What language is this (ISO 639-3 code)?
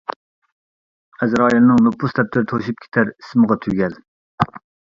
uig